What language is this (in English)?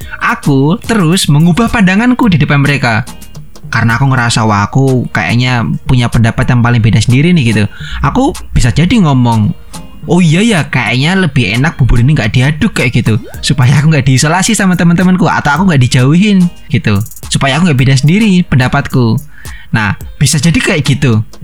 Indonesian